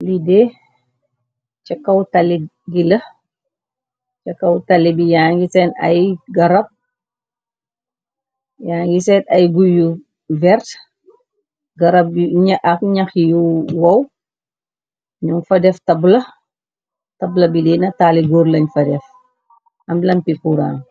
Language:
Wolof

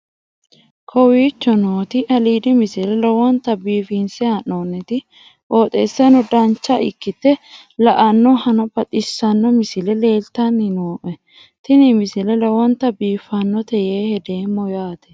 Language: Sidamo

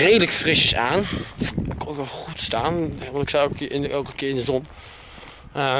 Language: Dutch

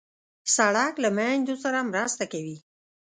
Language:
Pashto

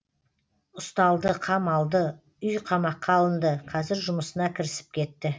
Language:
Kazakh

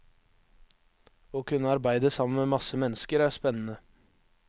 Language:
Norwegian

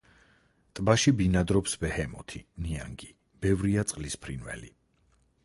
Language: Georgian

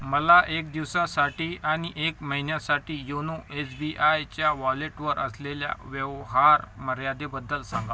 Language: Marathi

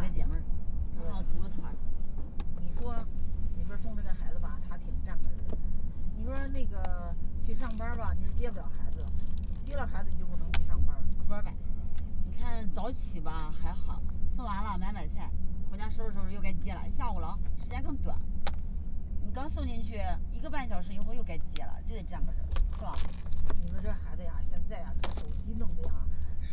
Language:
Chinese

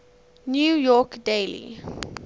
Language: English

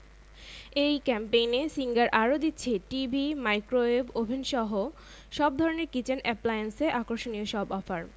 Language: Bangla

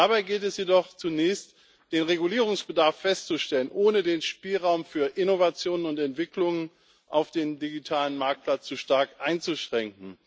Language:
German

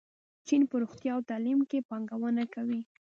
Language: Pashto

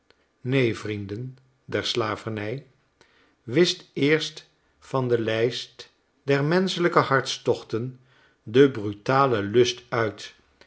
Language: Dutch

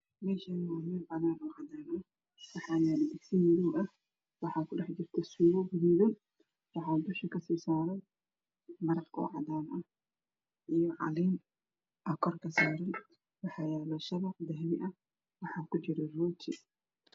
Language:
Somali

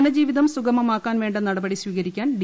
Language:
Malayalam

